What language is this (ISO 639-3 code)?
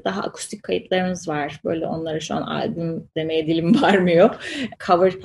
tur